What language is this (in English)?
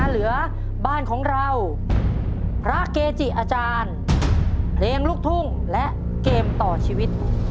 Thai